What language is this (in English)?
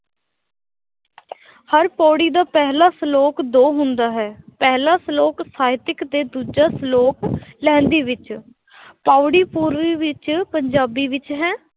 Punjabi